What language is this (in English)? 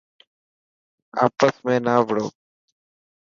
Dhatki